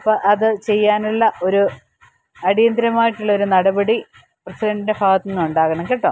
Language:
Malayalam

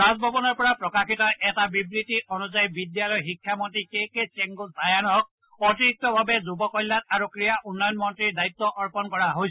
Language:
Assamese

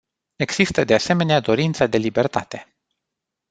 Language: Romanian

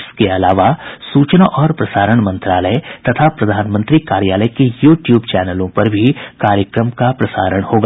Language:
Hindi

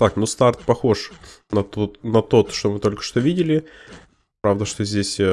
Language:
Russian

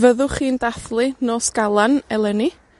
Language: Welsh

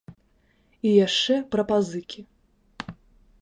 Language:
Belarusian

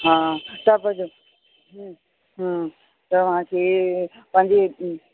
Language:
Sindhi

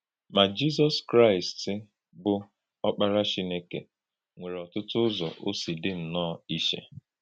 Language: Igbo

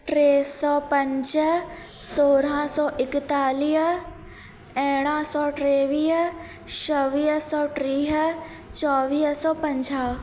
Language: Sindhi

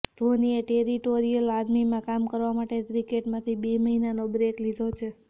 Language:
Gujarati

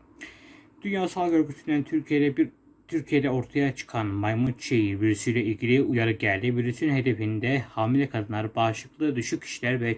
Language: Turkish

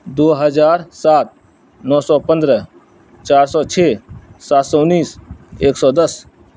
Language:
Urdu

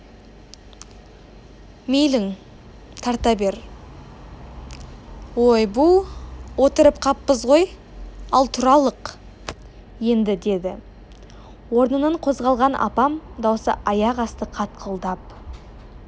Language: Kazakh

